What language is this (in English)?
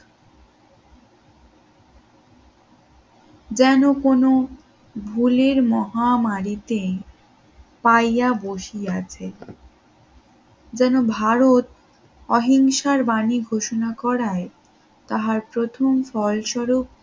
Bangla